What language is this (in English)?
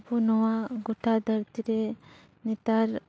Santali